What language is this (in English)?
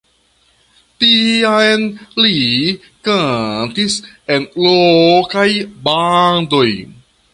Esperanto